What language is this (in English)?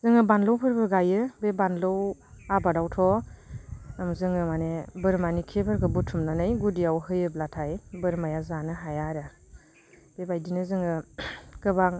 Bodo